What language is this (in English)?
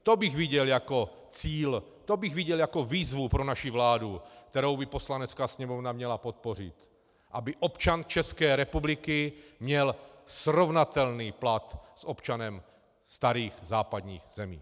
Czech